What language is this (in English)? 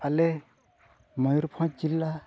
Santali